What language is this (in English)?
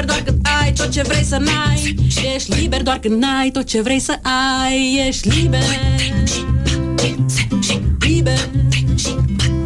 Romanian